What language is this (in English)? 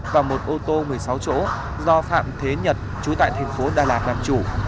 Vietnamese